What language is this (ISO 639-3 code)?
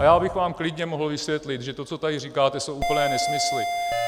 ces